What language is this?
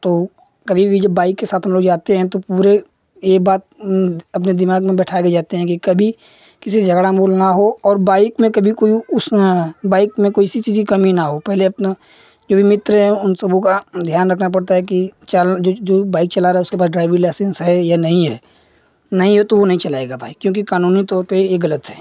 Hindi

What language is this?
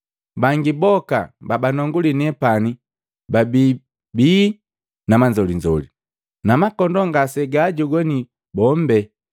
Matengo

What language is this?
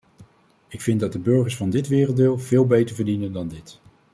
Dutch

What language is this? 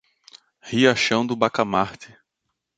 Portuguese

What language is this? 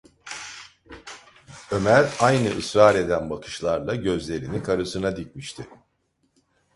Turkish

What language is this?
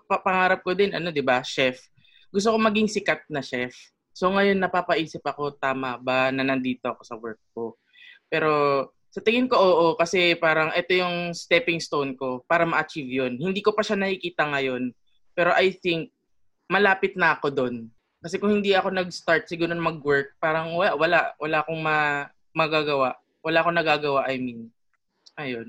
Filipino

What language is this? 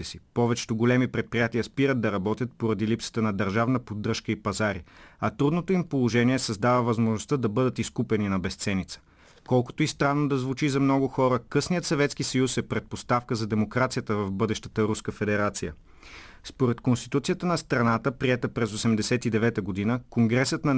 Bulgarian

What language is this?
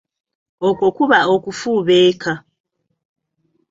Ganda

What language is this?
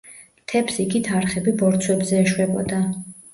Georgian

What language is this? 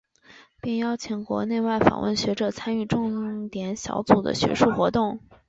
Chinese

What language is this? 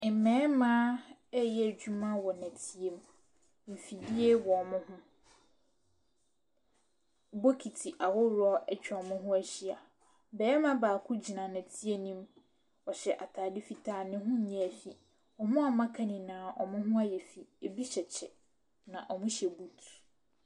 Akan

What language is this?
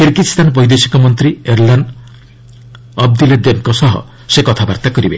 Odia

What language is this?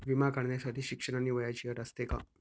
Marathi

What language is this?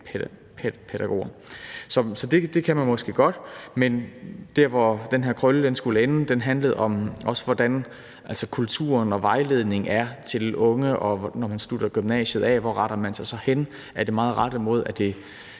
Danish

